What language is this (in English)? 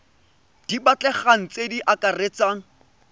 Tswana